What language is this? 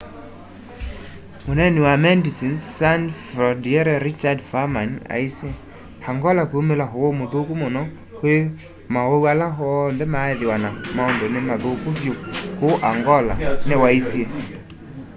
Kamba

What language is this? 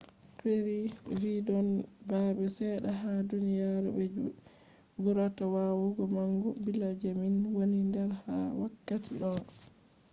Fula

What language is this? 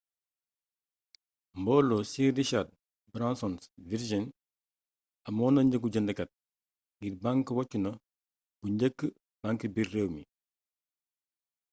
Wolof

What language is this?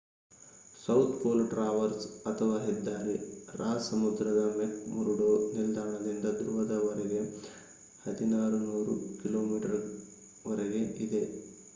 Kannada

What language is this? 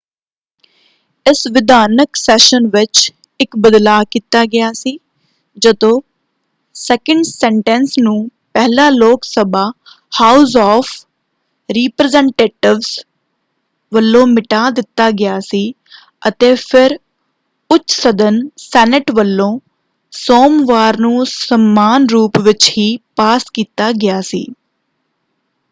Punjabi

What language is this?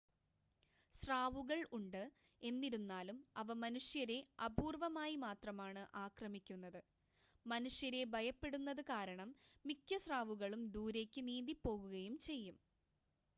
Malayalam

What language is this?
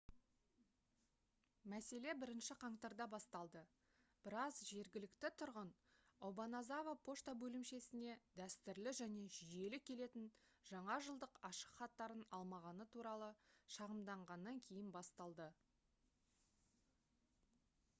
Kazakh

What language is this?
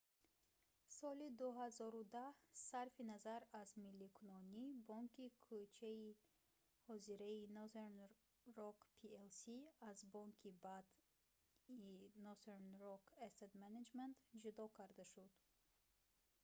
Tajik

